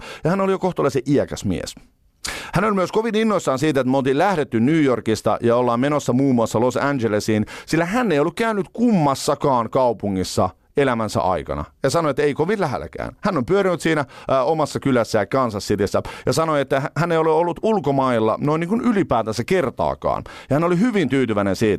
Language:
Finnish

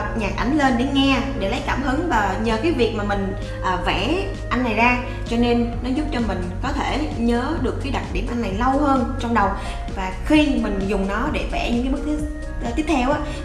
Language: Vietnamese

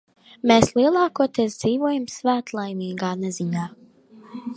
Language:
Latvian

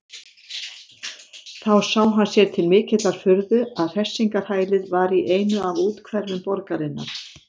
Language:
Icelandic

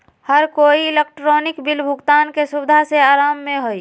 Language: Magahi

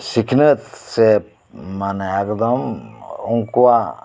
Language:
Santali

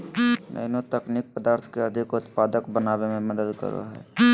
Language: Magahi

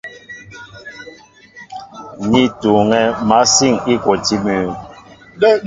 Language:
Mbo (Cameroon)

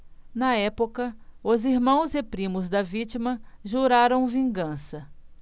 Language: Portuguese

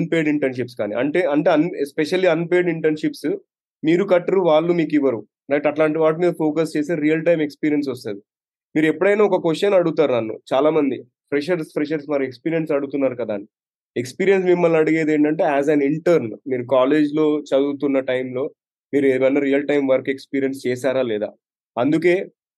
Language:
Telugu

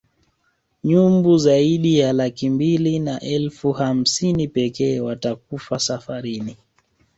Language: Swahili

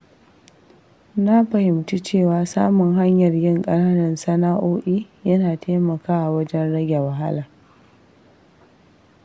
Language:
Hausa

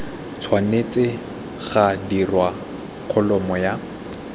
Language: Tswana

